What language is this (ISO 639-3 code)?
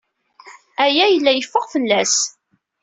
kab